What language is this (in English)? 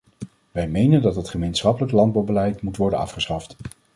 Dutch